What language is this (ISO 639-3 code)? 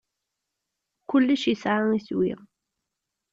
kab